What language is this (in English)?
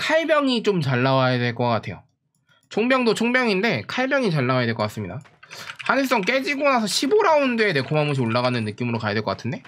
Korean